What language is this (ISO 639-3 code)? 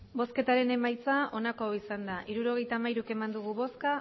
eus